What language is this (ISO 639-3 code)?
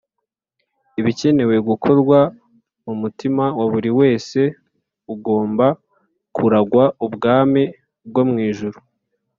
kin